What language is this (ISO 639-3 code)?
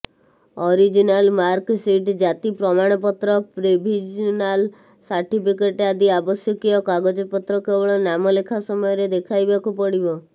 ori